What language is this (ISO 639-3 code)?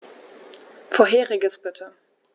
deu